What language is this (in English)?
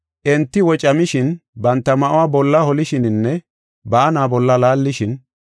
Gofa